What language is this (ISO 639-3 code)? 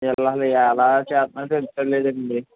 tel